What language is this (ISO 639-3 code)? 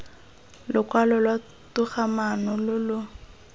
tsn